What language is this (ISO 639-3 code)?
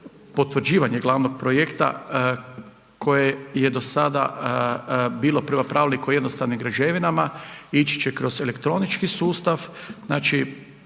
hrv